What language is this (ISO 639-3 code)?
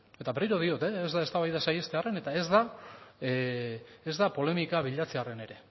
eus